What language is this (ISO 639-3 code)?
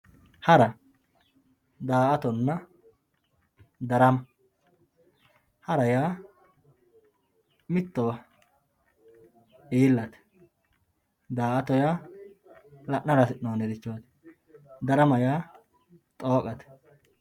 sid